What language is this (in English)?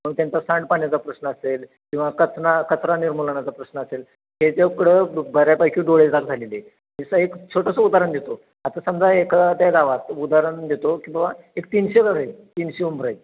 Marathi